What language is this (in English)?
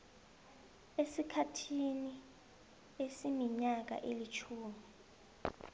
South Ndebele